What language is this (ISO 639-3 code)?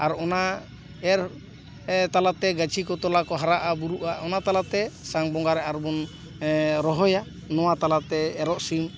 sat